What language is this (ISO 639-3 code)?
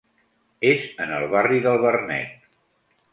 cat